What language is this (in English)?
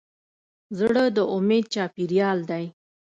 Pashto